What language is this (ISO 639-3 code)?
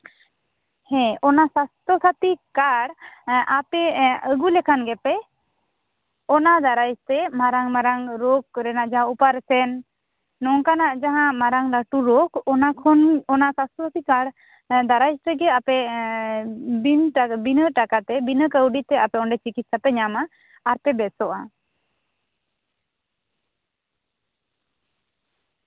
sat